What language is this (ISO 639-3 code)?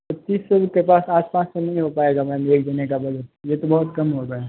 hin